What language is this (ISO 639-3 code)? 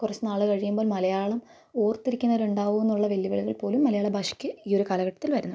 mal